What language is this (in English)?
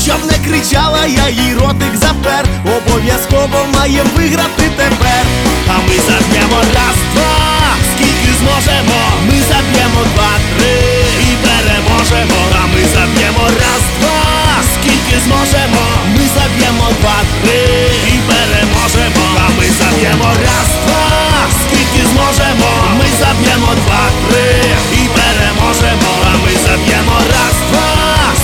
Ukrainian